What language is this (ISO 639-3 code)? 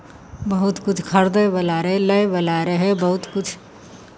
mai